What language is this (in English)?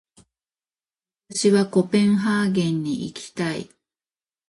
Japanese